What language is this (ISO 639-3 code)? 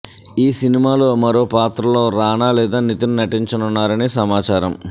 tel